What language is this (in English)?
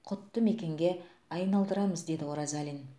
Kazakh